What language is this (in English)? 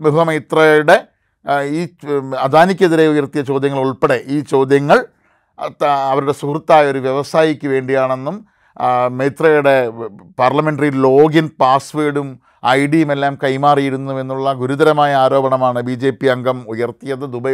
Malayalam